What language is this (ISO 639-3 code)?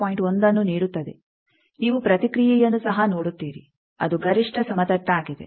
kan